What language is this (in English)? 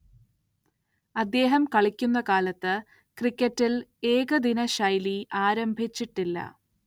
Malayalam